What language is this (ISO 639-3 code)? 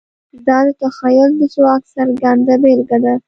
pus